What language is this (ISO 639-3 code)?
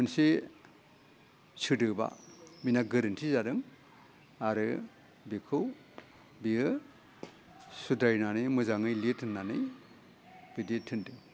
brx